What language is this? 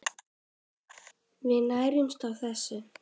Icelandic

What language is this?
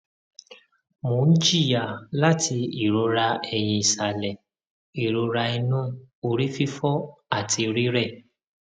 Yoruba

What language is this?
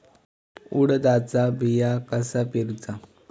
Marathi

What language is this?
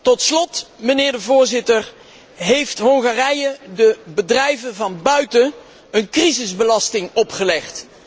Dutch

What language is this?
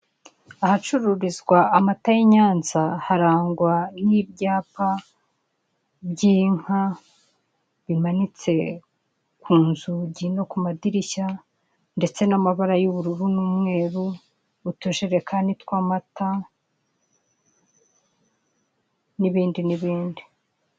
Kinyarwanda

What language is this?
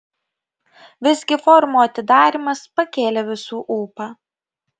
Lithuanian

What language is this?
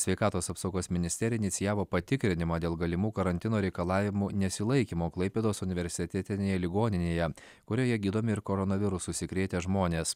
Lithuanian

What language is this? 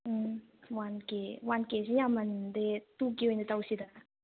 Manipuri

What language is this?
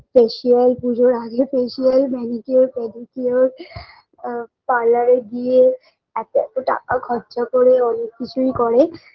Bangla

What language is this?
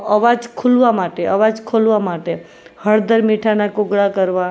Gujarati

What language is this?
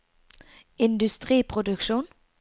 Norwegian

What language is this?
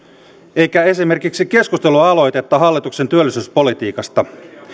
Finnish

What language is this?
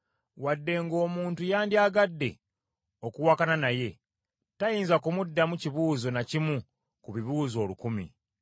Ganda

